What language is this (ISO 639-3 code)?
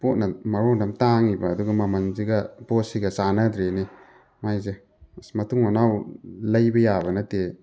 mni